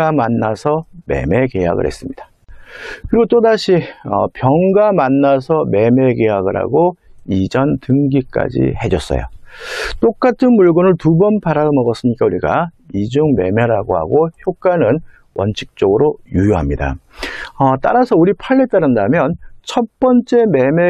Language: Korean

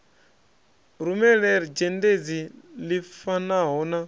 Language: Venda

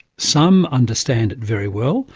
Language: English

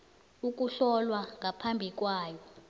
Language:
South Ndebele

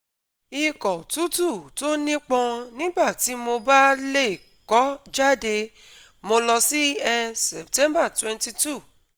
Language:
Yoruba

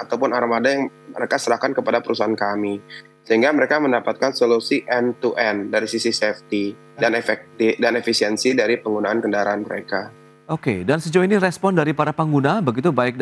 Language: Indonesian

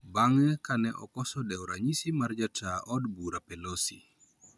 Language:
Luo (Kenya and Tanzania)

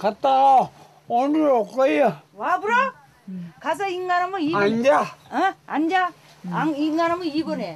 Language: Korean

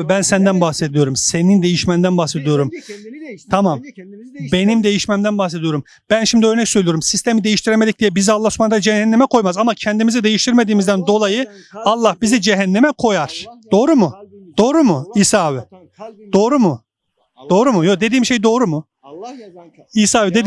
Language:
Turkish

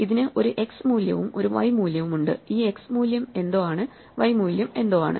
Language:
Malayalam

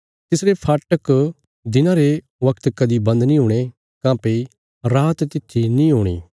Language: Bilaspuri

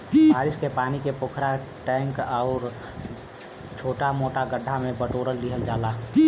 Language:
Bhojpuri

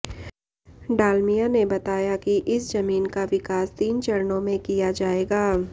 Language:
Hindi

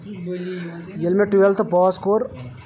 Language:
Kashmiri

